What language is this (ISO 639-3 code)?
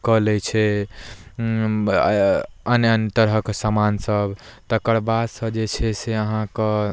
mai